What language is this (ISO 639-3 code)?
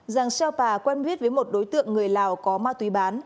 vie